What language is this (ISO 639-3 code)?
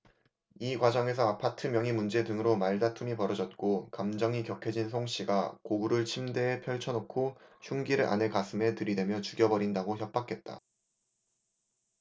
kor